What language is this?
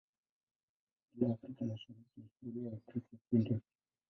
Swahili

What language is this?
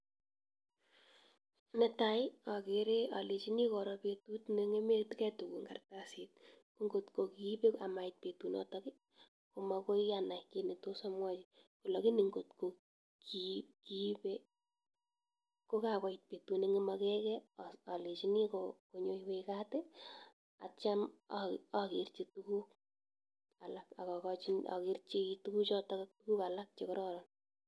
Kalenjin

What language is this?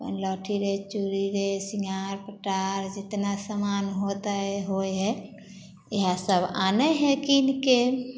Maithili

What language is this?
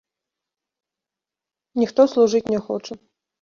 Belarusian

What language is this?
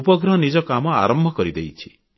Odia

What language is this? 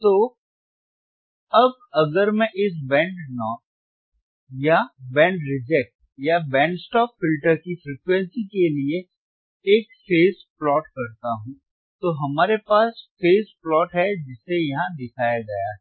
Hindi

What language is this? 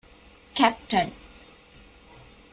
Divehi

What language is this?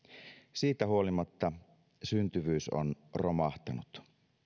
Finnish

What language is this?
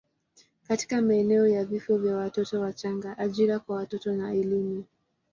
Swahili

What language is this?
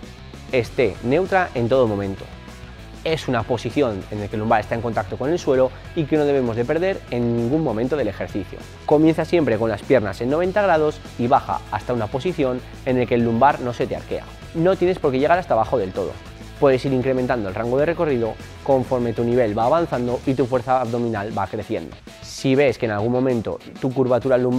Spanish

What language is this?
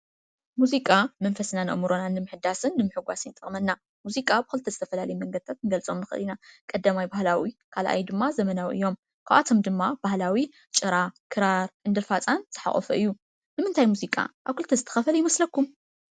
Tigrinya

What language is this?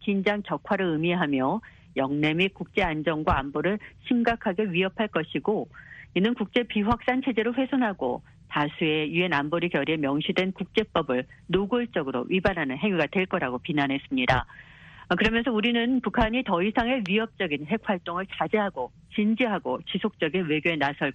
Korean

